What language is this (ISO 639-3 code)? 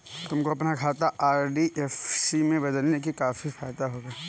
hin